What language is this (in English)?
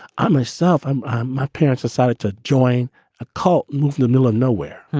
English